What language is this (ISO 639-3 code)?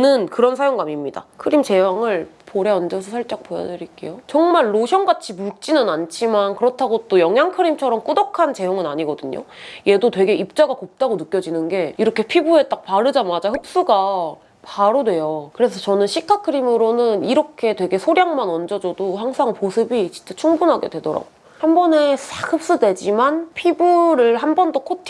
kor